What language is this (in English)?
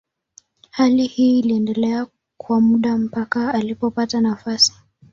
Swahili